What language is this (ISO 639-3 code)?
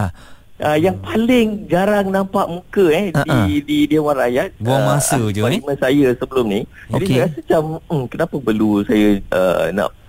msa